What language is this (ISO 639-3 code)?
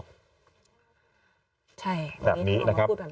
tha